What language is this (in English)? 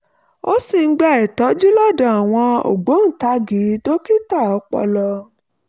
Yoruba